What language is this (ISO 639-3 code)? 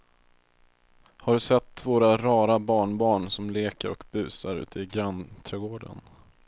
swe